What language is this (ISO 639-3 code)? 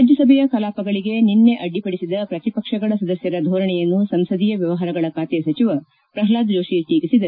kan